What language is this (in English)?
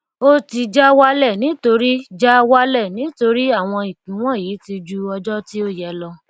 Yoruba